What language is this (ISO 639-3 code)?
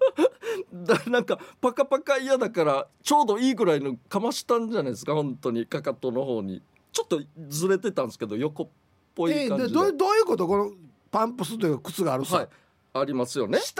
jpn